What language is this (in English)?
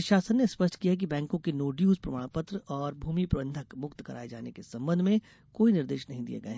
Hindi